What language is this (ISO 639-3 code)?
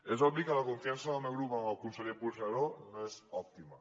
cat